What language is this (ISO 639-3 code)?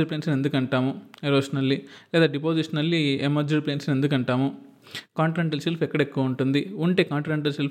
tel